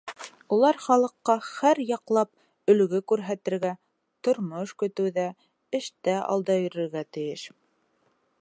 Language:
Bashkir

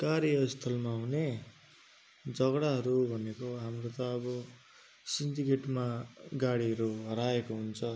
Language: Nepali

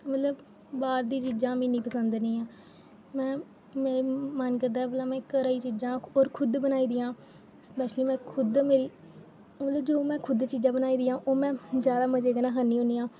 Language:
Dogri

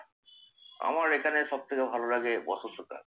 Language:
Bangla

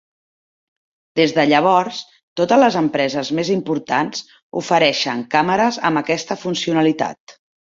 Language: Catalan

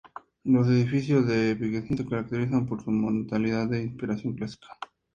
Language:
Spanish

